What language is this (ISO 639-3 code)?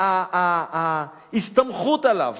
heb